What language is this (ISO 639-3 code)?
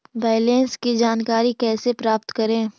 mag